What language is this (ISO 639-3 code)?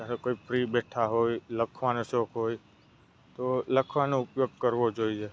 guj